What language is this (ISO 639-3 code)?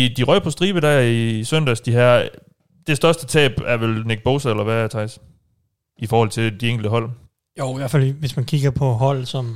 dan